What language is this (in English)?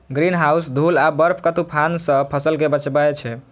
Maithili